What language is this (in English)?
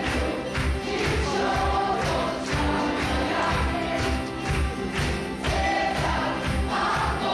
Russian